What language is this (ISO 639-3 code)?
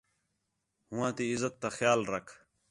xhe